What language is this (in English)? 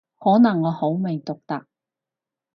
Cantonese